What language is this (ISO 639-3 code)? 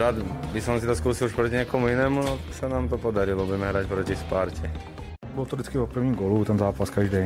ces